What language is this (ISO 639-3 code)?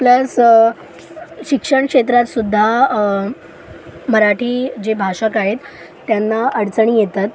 mar